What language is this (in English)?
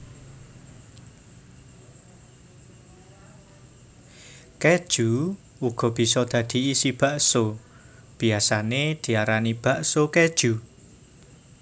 Javanese